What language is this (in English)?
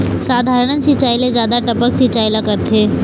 Chhattisgarhi